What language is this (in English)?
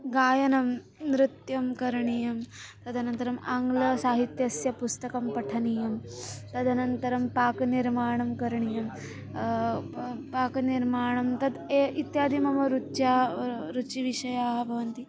Sanskrit